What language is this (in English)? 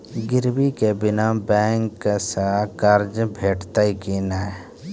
Maithili